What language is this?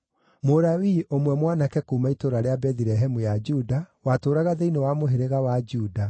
Kikuyu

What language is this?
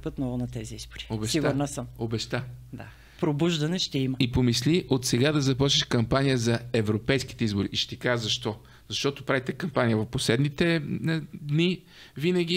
Bulgarian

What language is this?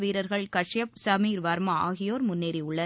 Tamil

